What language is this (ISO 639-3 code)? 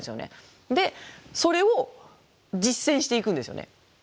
jpn